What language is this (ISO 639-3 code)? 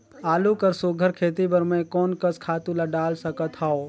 hne